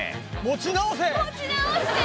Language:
Japanese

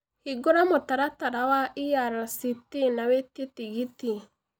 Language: Kikuyu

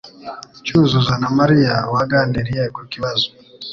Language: Kinyarwanda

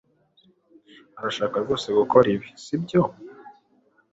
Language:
Kinyarwanda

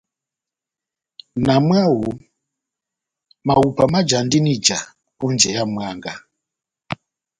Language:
Batanga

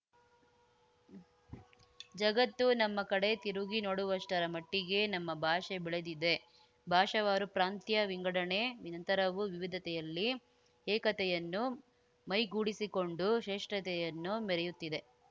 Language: Kannada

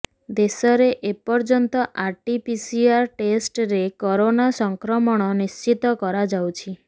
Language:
Odia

